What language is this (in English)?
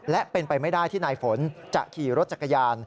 Thai